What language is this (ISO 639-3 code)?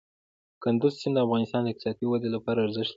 pus